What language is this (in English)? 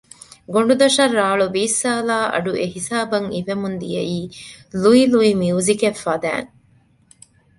Divehi